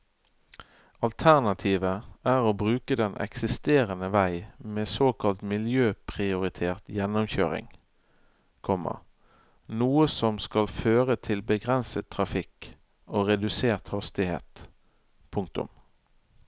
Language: Norwegian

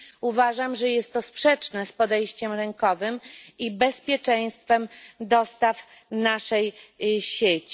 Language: Polish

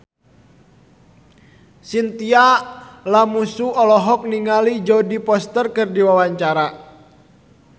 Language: Sundanese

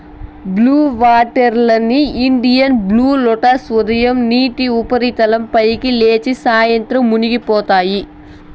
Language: Telugu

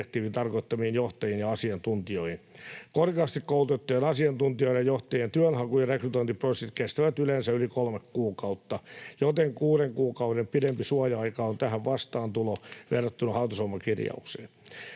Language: Finnish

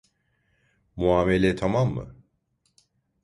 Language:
Turkish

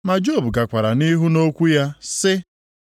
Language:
Igbo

